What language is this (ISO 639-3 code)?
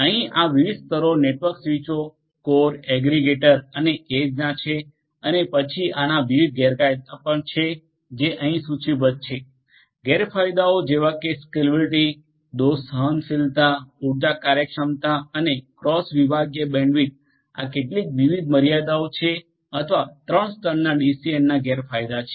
guj